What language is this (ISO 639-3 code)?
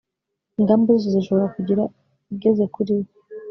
kin